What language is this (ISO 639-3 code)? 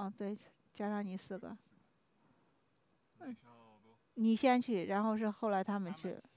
zho